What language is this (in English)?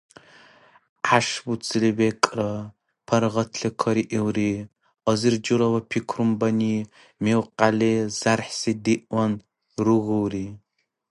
Dargwa